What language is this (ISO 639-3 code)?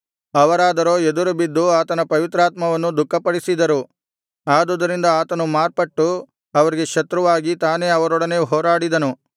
kan